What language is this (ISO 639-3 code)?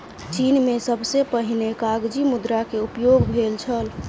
mai